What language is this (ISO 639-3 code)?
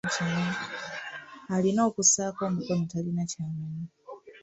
lug